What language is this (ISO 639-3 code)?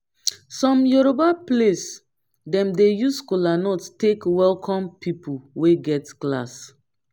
pcm